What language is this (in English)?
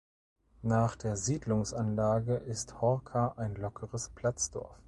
German